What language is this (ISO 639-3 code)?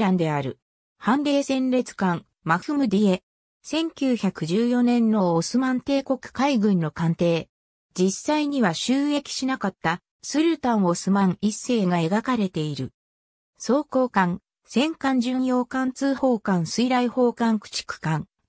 jpn